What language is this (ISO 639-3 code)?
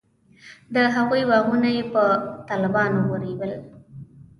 pus